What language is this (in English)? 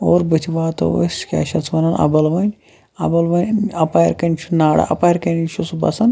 Kashmiri